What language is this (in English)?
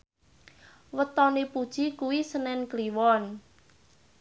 Javanese